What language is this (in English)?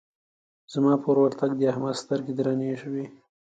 Pashto